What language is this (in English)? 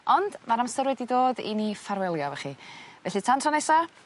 Welsh